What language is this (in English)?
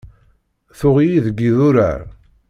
Kabyle